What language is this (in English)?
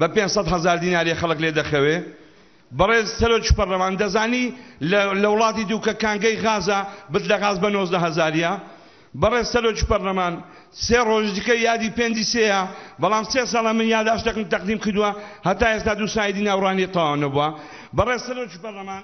Arabic